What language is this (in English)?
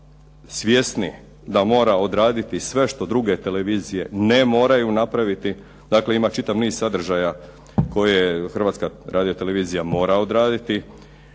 Croatian